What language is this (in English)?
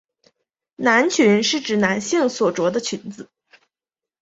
Chinese